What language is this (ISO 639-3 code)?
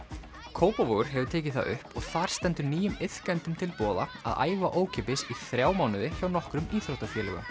isl